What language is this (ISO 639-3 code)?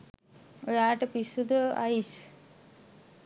sin